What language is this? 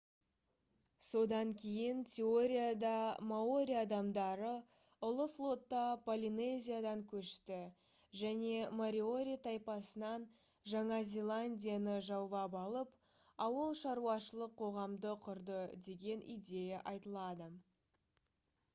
Kazakh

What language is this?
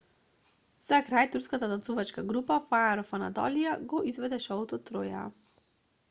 Macedonian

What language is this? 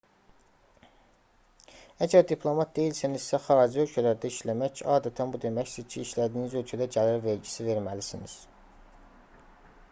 Azerbaijani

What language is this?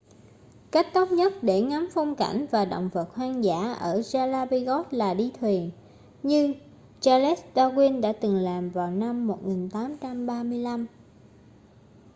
Vietnamese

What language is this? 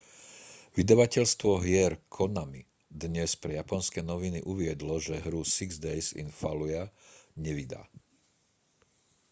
Slovak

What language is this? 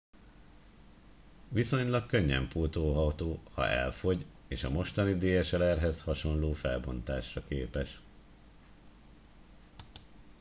Hungarian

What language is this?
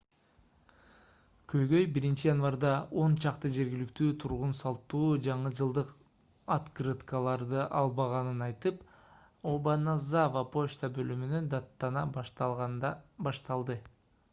Kyrgyz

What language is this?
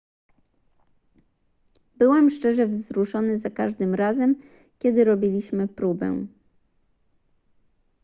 Polish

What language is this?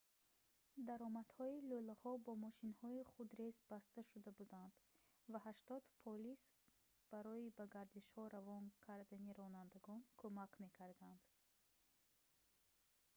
Tajik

